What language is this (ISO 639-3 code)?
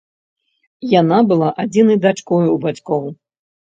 bel